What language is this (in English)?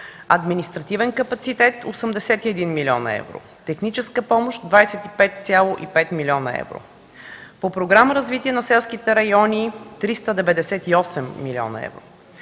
Bulgarian